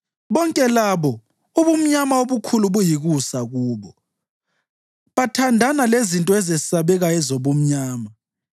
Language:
North Ndebele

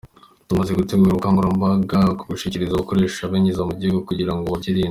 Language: Kinyarwanda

